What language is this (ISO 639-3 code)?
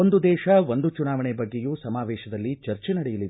kan